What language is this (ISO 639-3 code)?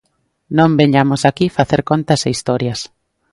glg